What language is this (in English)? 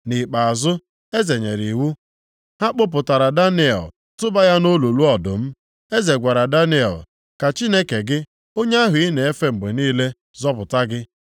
Igbo